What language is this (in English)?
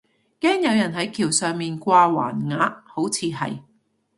Cantonese